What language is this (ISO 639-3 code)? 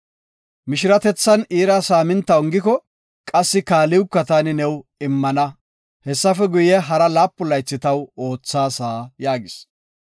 gof